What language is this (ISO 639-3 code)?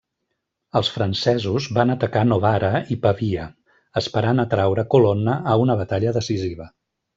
cat